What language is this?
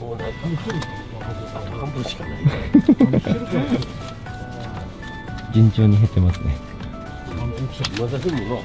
Japanese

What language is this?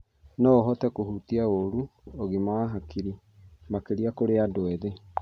Kikuyu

